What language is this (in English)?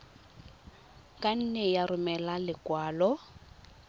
Tswana